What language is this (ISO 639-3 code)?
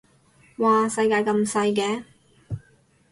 yue